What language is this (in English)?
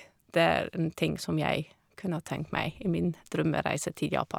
Norwegian